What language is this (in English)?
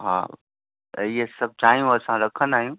Sindhi